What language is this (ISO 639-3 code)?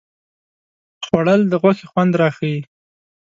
pus